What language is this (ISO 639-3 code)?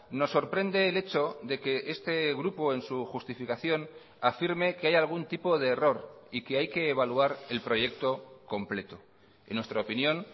spa